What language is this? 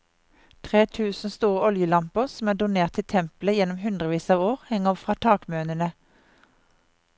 Norwegian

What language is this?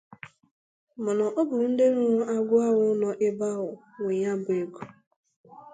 Igbo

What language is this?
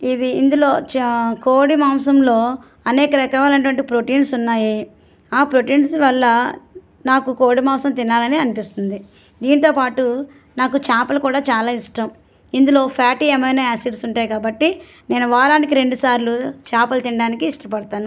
Telugu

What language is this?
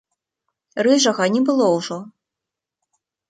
Belarusian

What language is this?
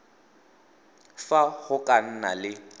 Tswana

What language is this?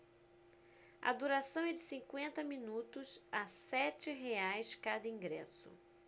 Portuguese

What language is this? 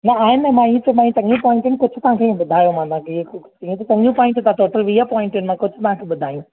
Sindhi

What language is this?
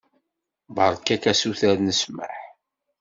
Kabyle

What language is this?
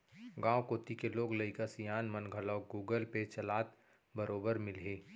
Chhattisgarhi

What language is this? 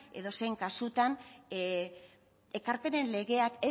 Basque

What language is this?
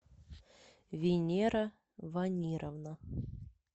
Russian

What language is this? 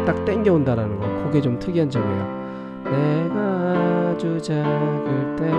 Korean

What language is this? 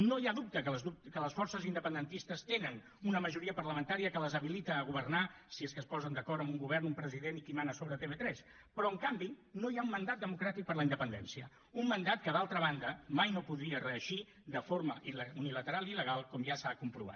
Catalan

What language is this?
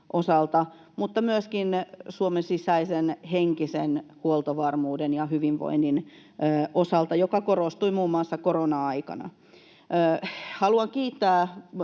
Finnish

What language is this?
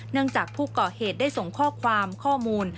Thai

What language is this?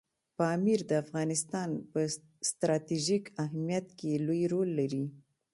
Pashto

